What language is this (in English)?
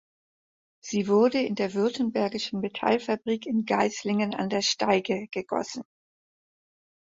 German